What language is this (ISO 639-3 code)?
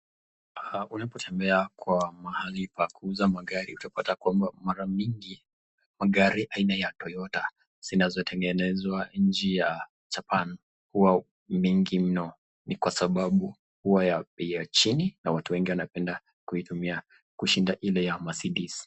swa